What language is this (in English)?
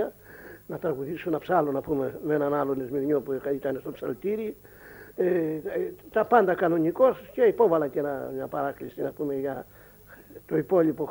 Greek